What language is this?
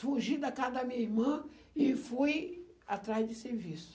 Portuguese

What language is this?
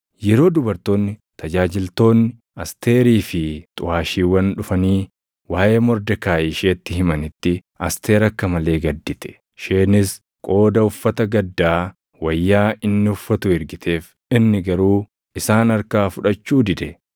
Oromo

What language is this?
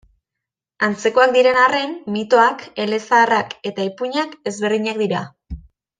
Basque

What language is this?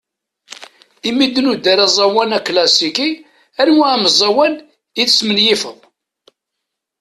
Kabyle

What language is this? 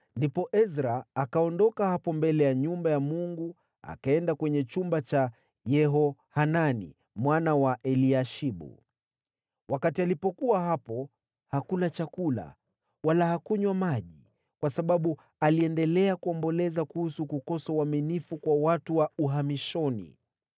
Swahili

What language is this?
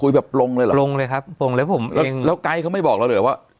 Thai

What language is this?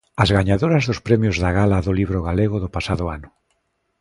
Galician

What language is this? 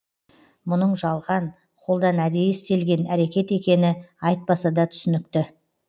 Kazakh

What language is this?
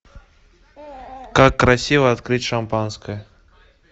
Russian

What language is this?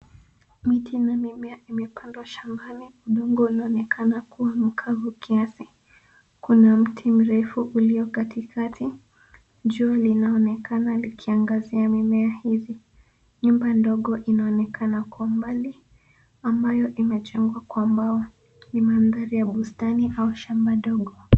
Swahili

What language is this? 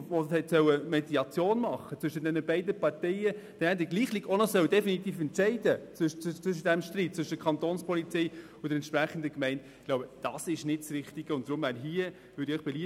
Swiss German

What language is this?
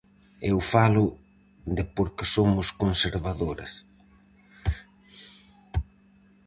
Galician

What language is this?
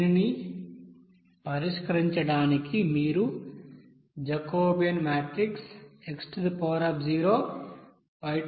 Telugu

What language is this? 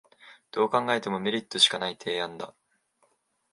Japanese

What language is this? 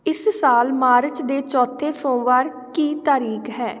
Punjabi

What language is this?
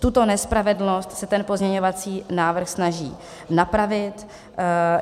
Czech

